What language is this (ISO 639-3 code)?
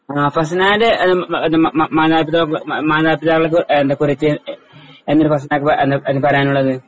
mal